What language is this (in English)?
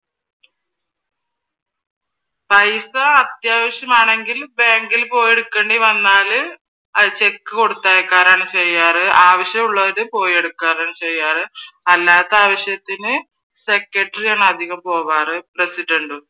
Malayalam